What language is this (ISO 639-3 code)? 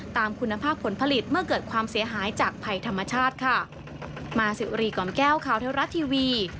tha